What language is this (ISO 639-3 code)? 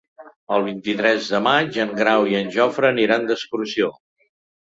cat